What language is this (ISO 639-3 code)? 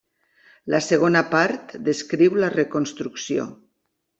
cat